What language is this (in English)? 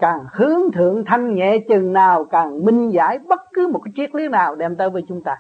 Vietnamese